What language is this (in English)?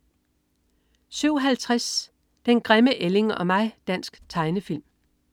Danish